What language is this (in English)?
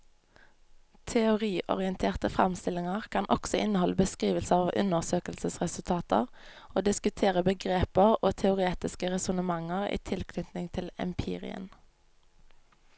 Norwegian